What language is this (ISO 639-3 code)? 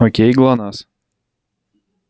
rus